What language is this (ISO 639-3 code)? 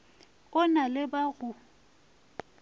nso